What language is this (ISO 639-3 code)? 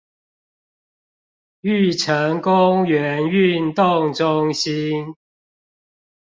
zho